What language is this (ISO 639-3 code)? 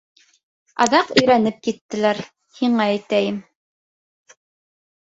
bak